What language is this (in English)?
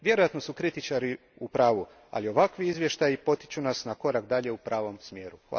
Croatian